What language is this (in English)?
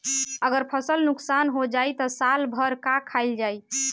Bhojpuri